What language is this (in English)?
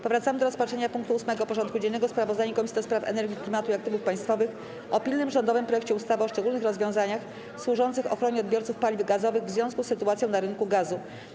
Polish